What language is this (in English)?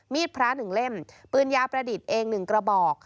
Thai